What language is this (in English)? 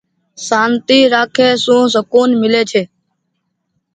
Goaria